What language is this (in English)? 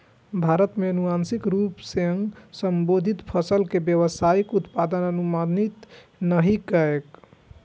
Maithili